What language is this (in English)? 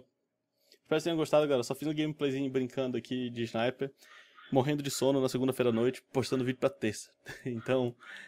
Portuguese